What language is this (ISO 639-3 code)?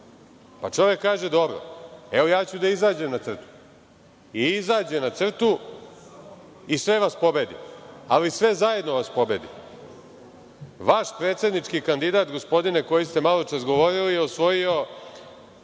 srp